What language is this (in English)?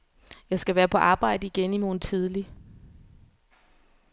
Danish